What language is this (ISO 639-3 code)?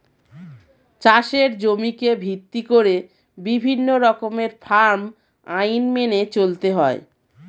ben